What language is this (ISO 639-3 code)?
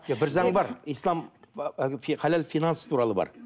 kaz